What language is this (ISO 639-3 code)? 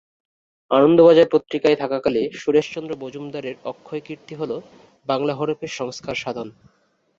ben